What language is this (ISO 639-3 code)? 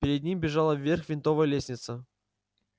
rus